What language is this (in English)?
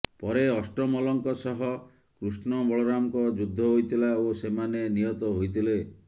Odia